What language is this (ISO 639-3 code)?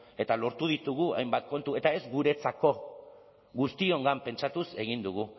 eus